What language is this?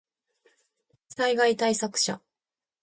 Japanese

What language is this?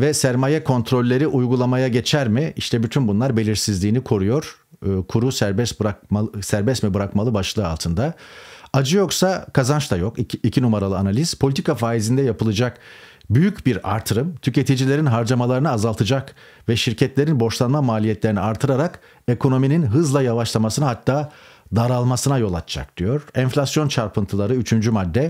Turkish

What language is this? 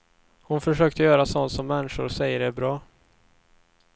Swedish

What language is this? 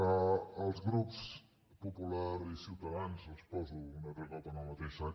Catalan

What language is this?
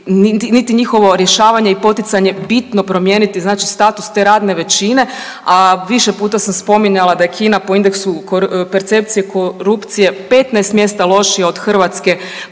Croatian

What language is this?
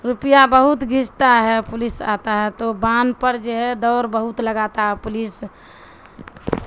Urdu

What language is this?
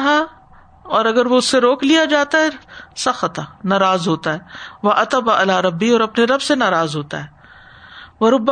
Urdu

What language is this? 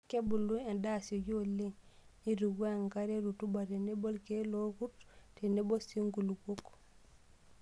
Masai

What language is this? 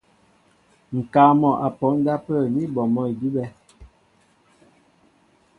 Mbo (Cameroon)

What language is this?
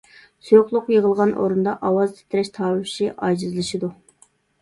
Uyghur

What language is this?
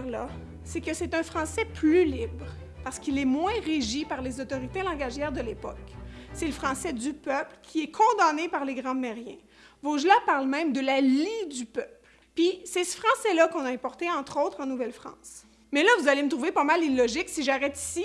French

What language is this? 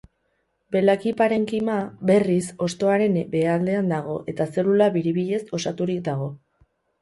Basque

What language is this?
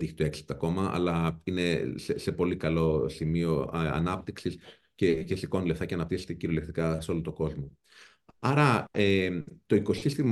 Greek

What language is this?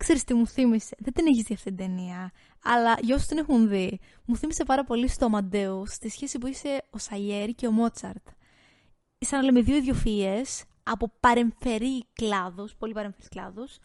Greek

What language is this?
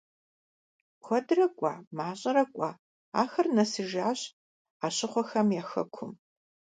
Kabardian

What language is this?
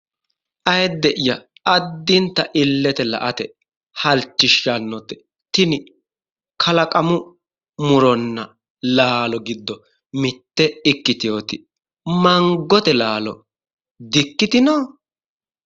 Sidamo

